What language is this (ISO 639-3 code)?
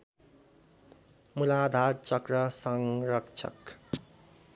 nep